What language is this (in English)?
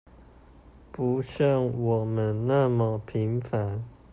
Chinese